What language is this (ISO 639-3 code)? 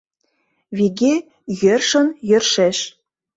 chm